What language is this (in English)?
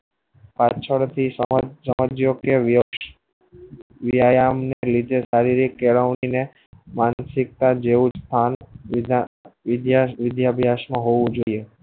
Gujarati